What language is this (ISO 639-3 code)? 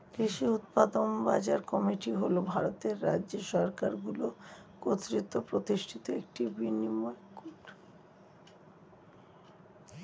ben